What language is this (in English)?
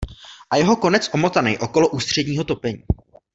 Czech